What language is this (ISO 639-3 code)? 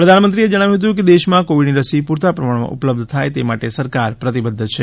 guj